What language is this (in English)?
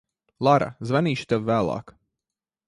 Latvian